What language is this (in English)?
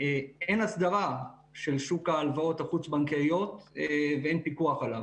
Hebrew